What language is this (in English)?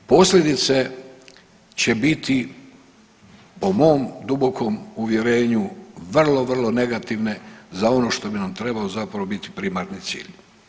Croatian